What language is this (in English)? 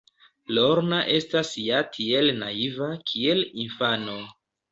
Esperanto